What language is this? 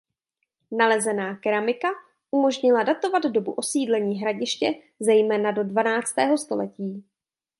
Czech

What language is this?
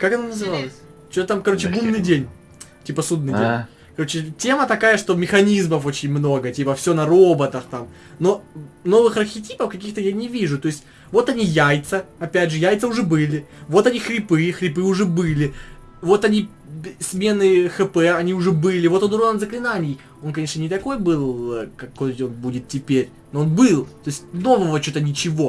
Russian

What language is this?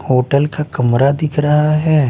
Hindi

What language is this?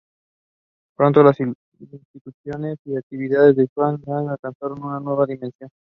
Spanish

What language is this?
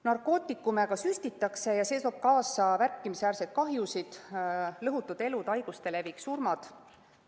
Estonian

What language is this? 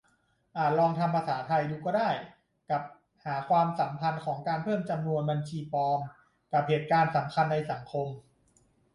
Thai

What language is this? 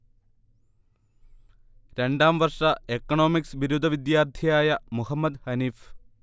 Malayalam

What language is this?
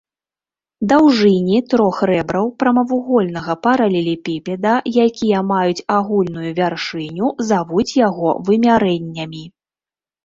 Belarusian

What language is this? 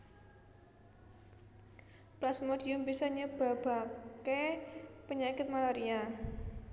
Javanese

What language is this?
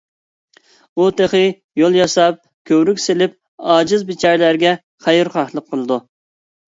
Uyghur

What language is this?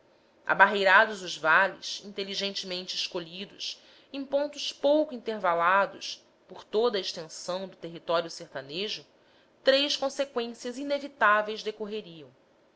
Portuguese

